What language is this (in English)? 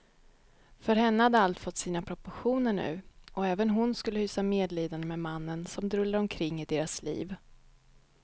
Swedish